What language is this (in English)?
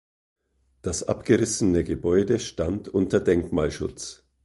German